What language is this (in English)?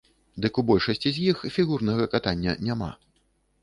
Belarusian